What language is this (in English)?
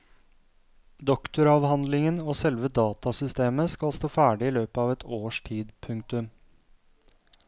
Norwegian